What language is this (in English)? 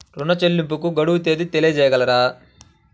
Telugu